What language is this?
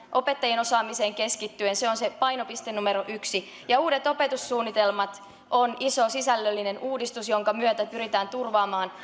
Finnish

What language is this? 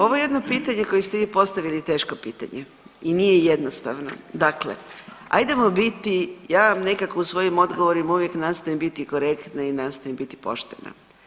Croatian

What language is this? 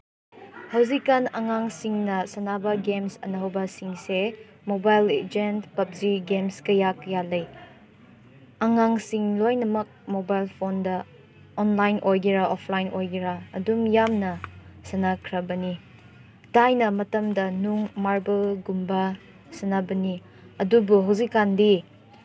Manipuri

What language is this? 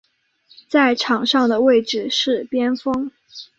Chinese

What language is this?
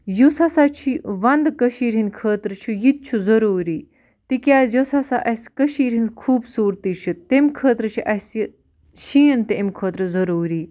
Kashmiri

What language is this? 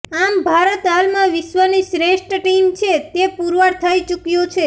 Gujarati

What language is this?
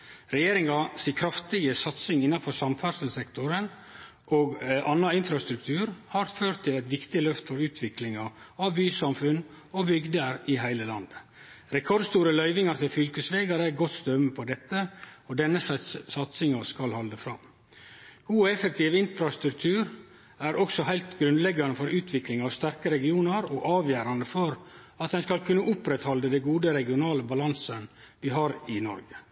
Norwegian Nynorsk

